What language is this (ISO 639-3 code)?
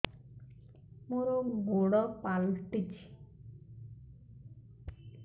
ori